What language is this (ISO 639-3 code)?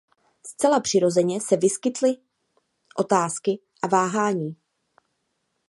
ces